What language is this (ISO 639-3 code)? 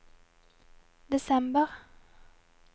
nor